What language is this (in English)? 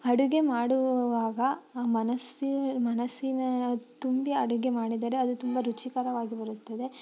Kannada